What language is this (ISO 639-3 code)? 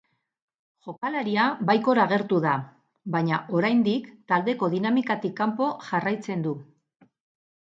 eus